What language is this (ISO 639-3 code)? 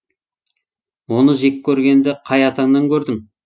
kaz